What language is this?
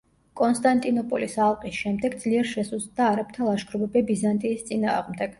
Georgian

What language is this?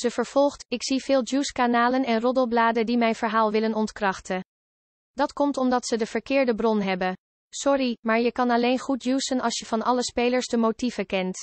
Dutch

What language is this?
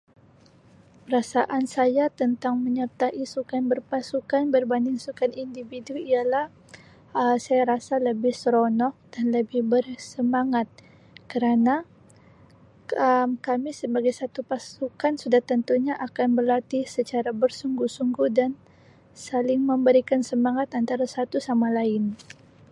Sabah Malay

